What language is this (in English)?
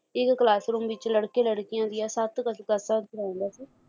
Punjabi